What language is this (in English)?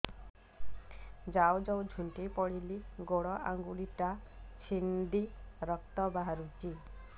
Odia